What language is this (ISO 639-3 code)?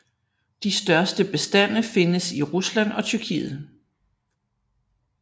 dan